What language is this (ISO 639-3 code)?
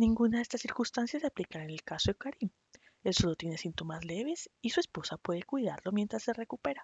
spa